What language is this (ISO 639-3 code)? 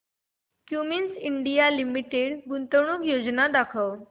mar